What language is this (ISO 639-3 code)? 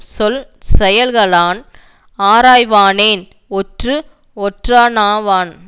tam